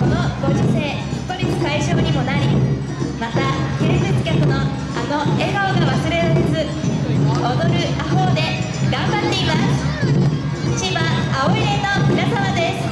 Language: Japanese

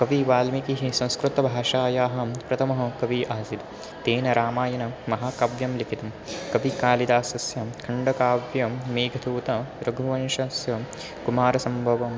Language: Sanskrit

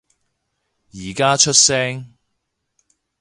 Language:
Cantonese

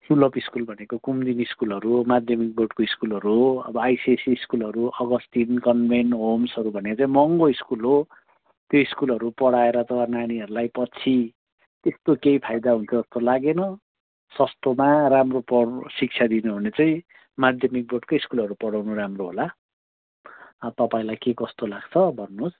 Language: Nepali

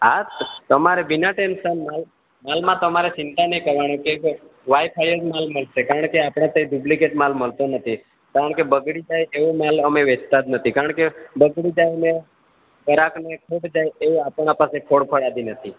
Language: Gujarati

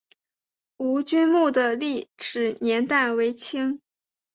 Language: Chinese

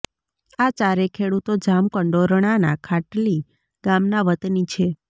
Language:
Gujarati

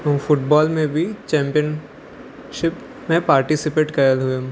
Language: Sindhi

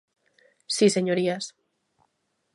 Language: Galician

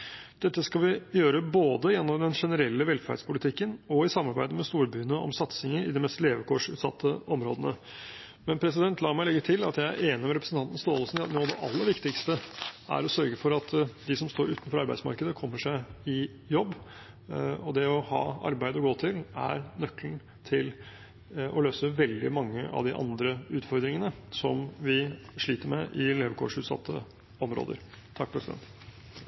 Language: Norwegian Bokmål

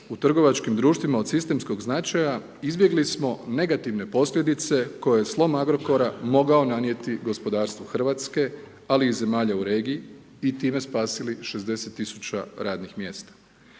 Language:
Croatian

